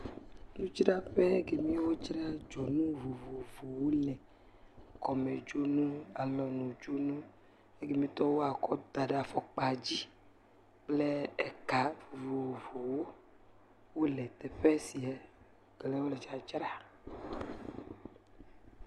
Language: Ewe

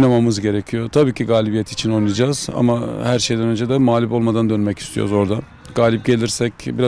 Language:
Turkish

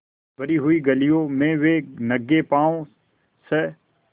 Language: Hindi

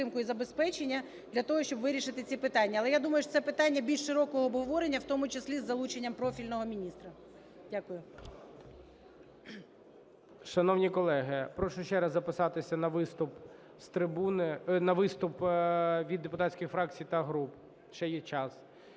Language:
Ukrainian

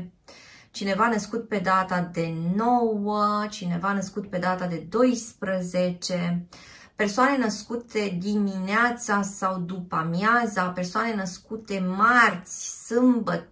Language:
Romanian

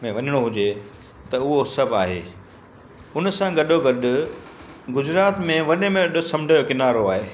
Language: Sindhi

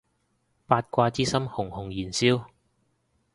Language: Cantonese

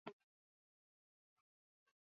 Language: Basque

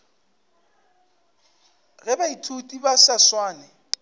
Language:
Northern Sotho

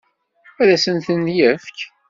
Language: Kabyle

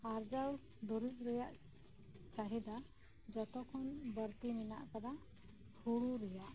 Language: Santali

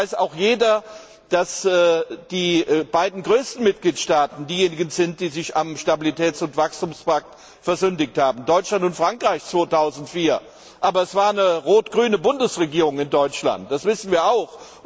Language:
German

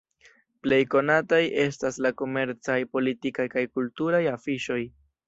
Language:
Esperanto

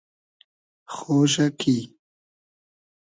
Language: Hazaragi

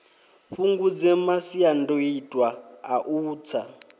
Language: Venda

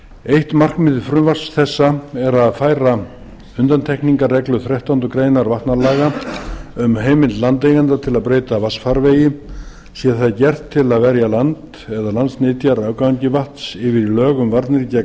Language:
Icelandic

